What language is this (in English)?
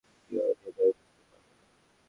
Bangla